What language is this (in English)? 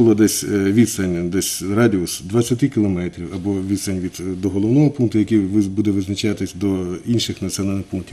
Ukrainian